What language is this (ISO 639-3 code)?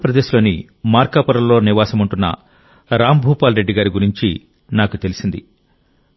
tel